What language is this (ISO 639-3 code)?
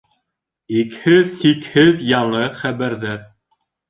bak